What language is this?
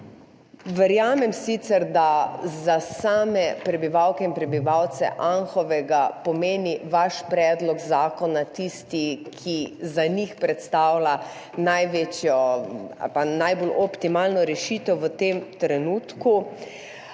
Slovenian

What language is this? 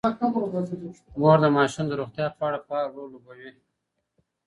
Pashto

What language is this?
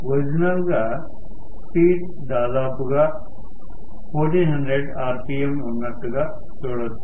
Telugu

